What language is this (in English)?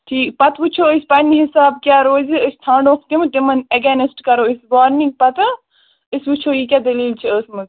Kashmiri